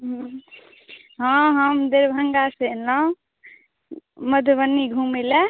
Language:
Maithili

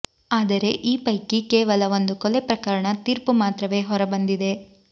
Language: Kannada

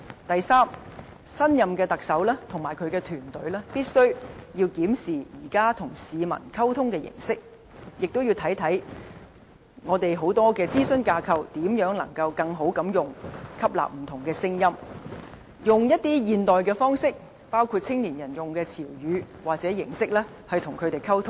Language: Cantonese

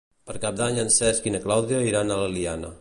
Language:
Catalan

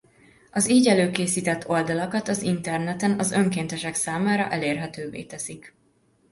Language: Hungarian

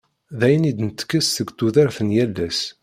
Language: Kabyle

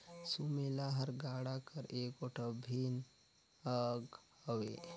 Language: Chhattisgarhi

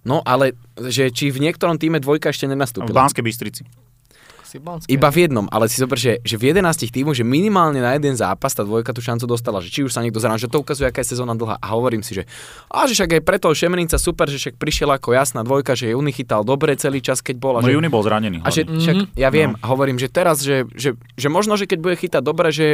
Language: Slovak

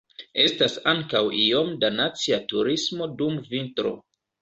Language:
Esperanto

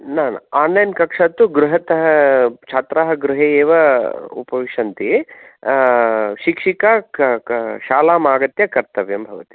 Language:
Sanskrit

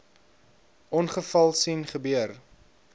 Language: Afrikaans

